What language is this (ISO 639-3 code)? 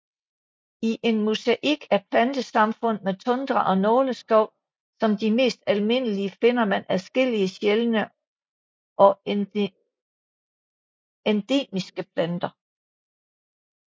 dan